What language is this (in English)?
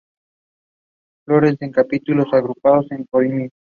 Spanish